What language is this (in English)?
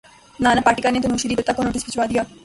Urdu